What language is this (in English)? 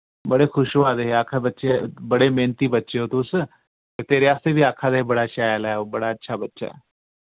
Dogri